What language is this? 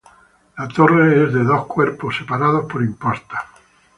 Spanish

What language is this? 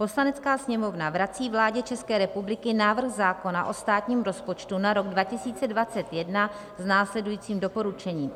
Czech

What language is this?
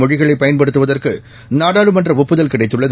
Tamil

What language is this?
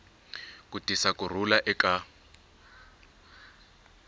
Tsonga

